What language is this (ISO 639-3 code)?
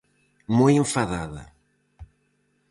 glg